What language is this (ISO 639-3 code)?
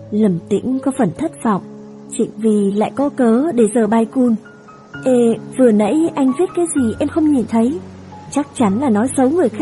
vie